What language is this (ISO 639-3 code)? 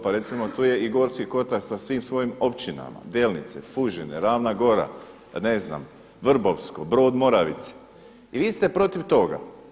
hrv